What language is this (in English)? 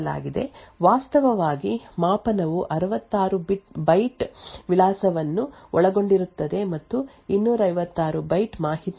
Kannada